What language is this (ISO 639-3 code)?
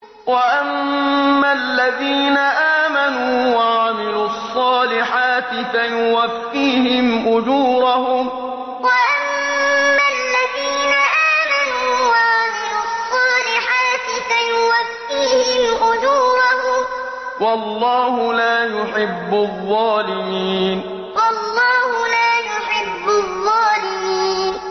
ara